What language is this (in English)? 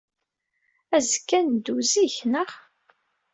Kabyle